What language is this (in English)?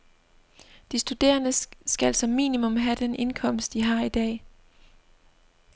Danish